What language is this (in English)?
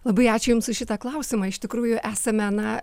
Lithuanian